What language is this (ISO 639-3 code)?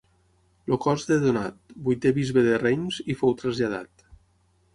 cat